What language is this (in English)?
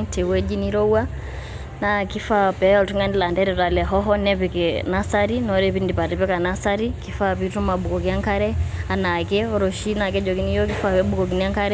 Masai